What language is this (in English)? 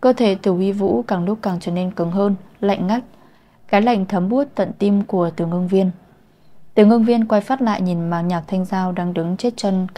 Vietnamese